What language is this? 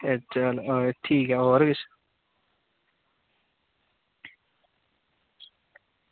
Dogri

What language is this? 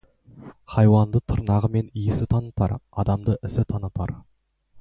Kazakh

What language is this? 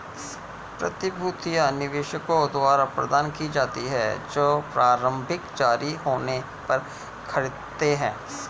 Hindi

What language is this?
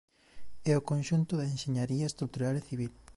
Galician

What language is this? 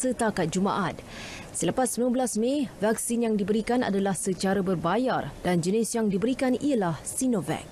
Malay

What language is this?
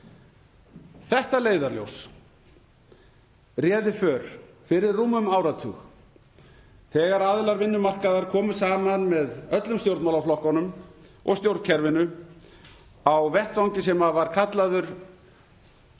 Icelandic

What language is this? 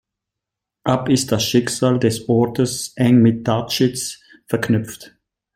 German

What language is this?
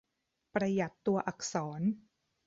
Thai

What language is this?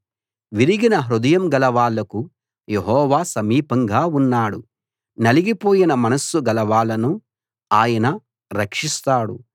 Telugu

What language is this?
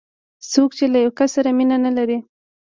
Pashto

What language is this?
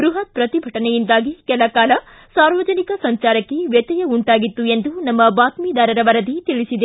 Kannada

